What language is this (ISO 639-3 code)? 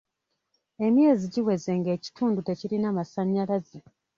lug